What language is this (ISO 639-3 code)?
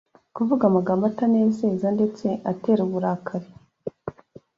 kin